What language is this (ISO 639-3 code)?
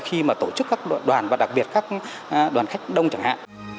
vie